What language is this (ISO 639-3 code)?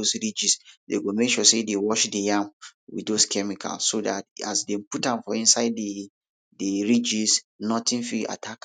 pcm